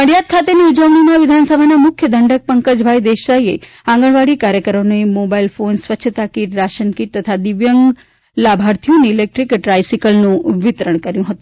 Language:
Gujarati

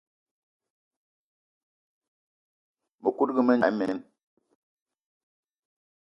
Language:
Eton (Cameroon)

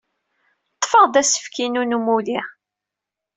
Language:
Kabyle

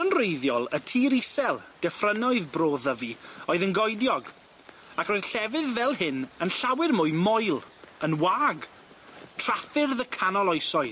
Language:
Welsh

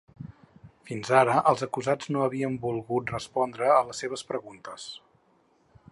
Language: Catalan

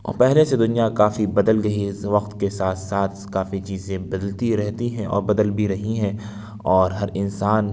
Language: Urdu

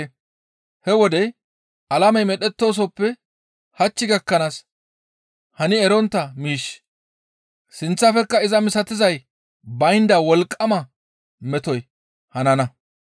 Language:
Gamo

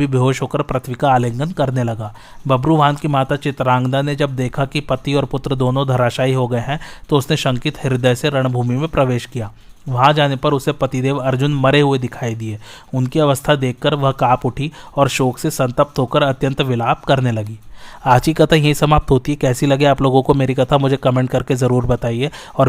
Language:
Hindi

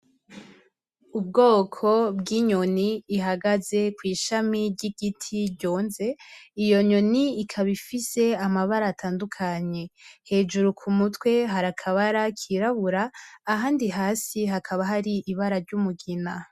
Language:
Rundi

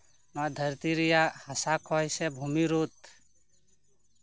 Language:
Santali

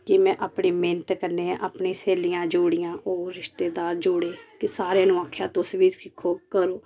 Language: Dogri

